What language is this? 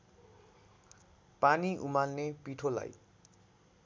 Nepali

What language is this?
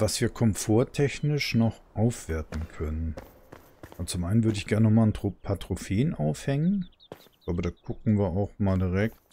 German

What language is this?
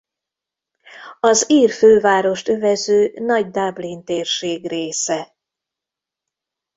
Hungarian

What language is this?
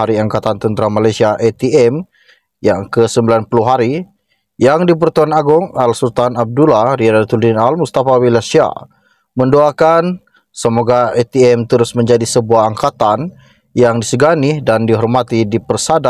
Malay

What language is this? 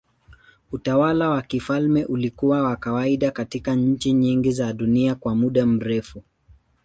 Swahili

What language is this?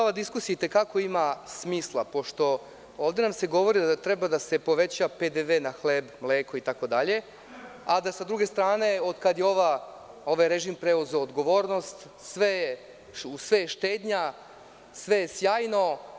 Serbian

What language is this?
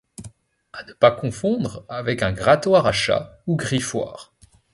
French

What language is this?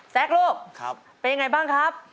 Thai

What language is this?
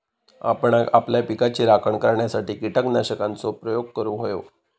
Marathi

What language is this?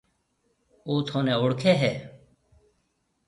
Marwari (Pakistan)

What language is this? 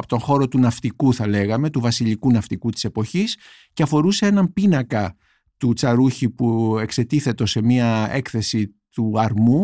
Greek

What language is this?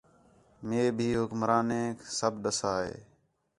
Khetrani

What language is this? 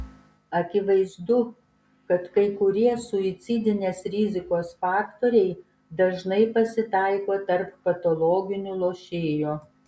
Lithuanian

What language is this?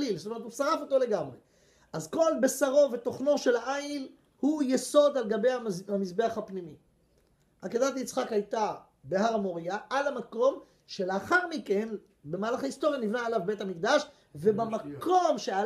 Hebrew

